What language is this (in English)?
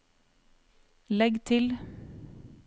Norwegian